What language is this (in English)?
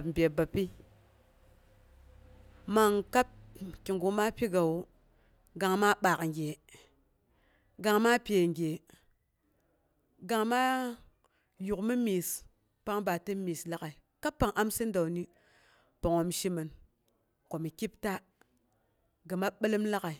Boghom